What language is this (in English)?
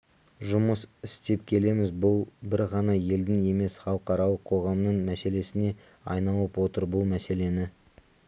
Kazakh